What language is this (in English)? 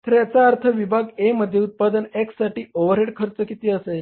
Marathi